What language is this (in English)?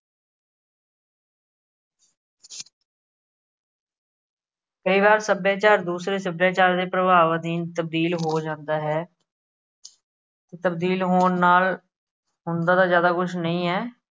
Punjabi